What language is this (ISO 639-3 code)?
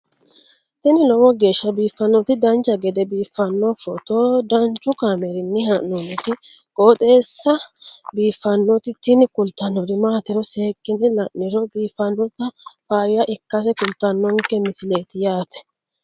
sid